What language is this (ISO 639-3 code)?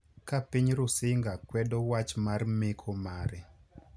luo